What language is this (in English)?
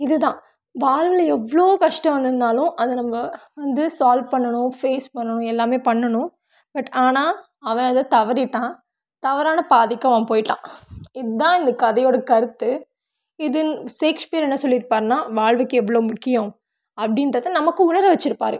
Tamil